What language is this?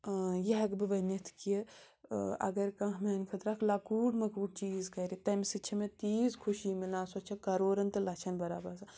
Kashmiri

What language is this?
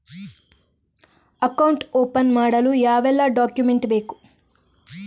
Kannada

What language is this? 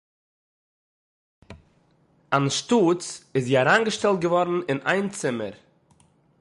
Yiddish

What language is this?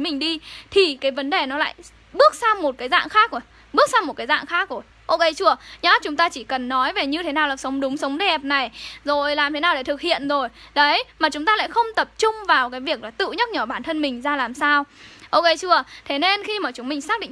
Vietnamese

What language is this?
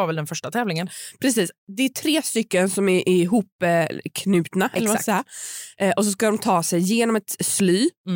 Swedish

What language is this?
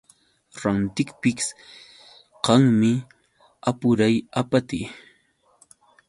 Yauyos Quechua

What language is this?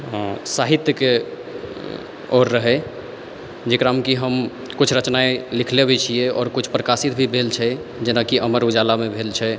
Maithili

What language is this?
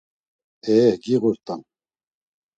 Laz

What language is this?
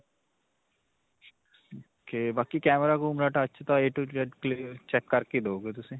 Punjabi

